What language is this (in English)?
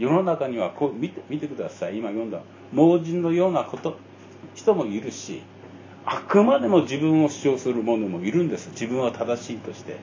Japanese